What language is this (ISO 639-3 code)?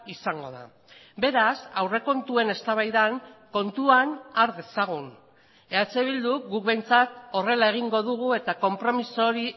eus